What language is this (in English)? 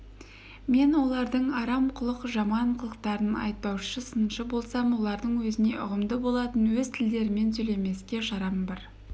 Kazakh